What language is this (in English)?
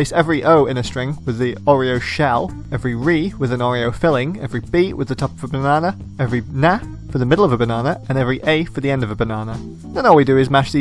English